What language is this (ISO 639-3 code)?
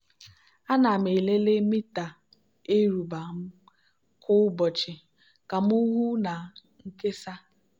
ibo